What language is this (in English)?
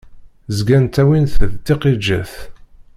Kabyle